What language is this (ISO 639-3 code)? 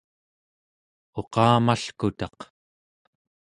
esu